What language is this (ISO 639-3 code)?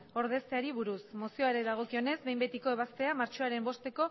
eus